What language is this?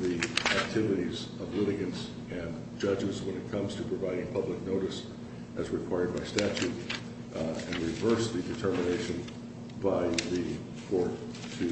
English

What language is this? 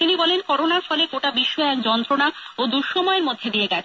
Bangla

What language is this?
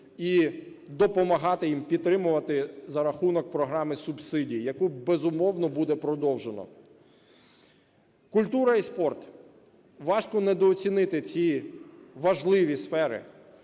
Ukrainian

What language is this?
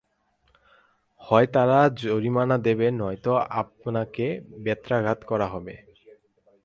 Bangla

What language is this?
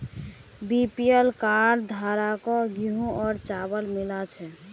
Magahi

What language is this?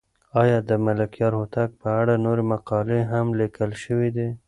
Pashto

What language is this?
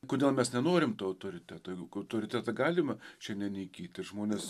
Lithuanian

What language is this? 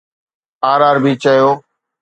Sindhi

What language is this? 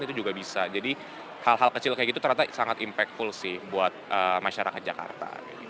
Indonesian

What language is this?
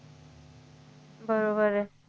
Marathi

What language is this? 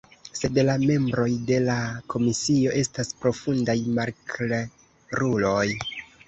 Esperanto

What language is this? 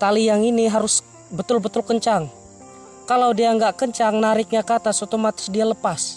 Indonesian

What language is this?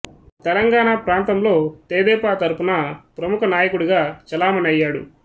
Telugu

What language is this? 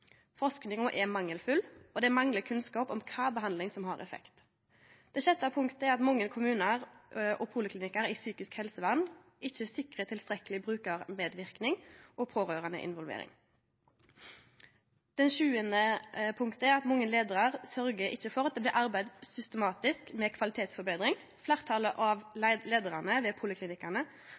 Norwegian Nynorsk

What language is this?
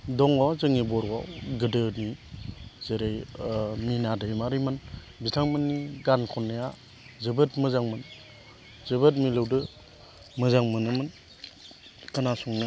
Bodo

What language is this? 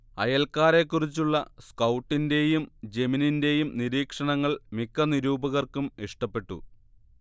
Malayalam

